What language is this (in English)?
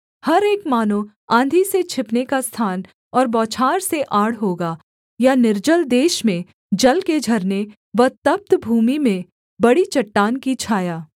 Hindi